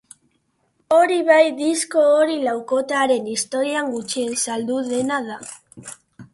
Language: Basque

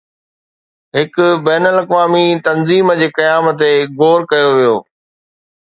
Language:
Sindhi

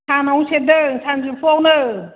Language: Bodo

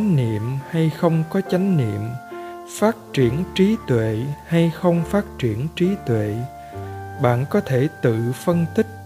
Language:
Vietnamese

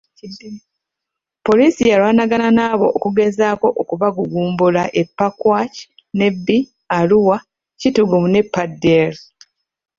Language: Ganda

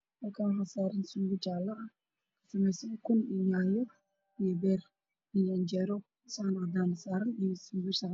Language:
Somali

